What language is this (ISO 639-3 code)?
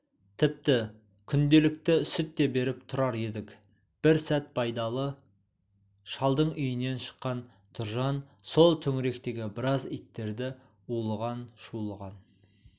kaz